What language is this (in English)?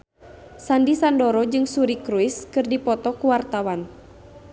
Sundanese